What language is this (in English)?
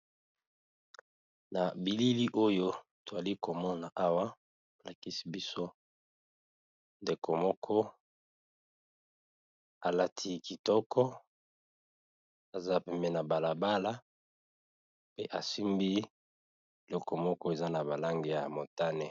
Lingala